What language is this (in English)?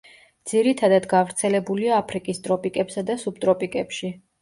Georgian